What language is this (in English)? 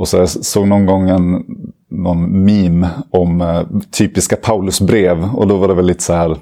Swedish